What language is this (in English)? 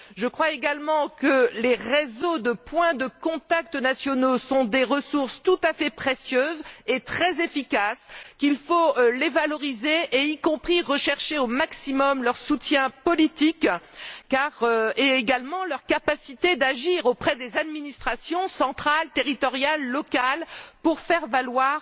French